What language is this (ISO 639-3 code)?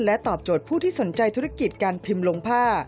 tha